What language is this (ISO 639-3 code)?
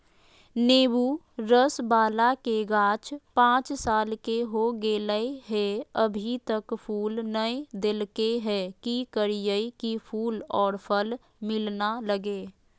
mag